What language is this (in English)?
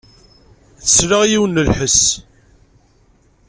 Kabyle